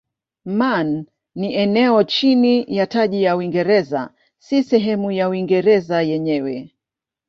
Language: Swahili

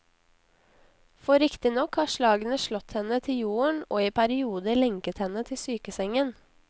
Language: Norwegian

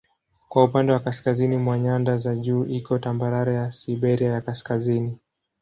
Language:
Swahili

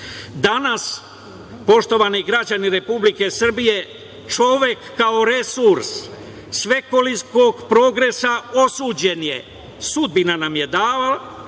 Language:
Serbian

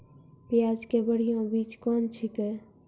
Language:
Maithili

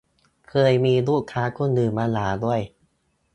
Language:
Thai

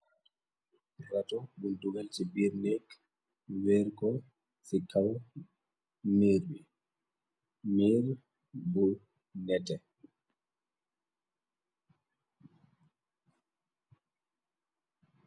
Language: Wolof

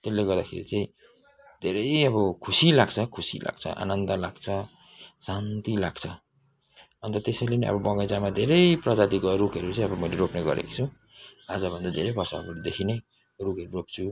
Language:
Nepali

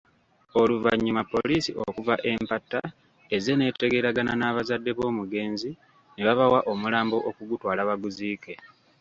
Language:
Ganda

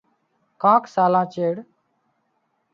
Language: Wadiyara Koli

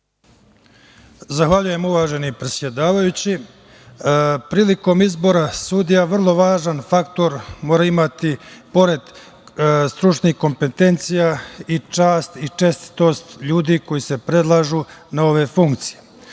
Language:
Serbian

